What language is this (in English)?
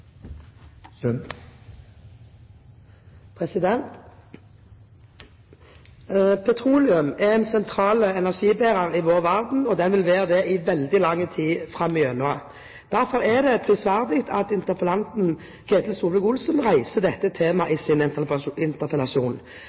Norwegian Bokmål